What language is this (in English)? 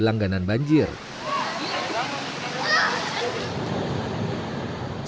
Indonesian